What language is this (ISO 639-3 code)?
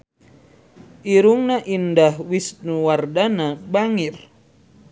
sun